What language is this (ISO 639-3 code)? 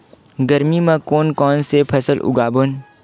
hne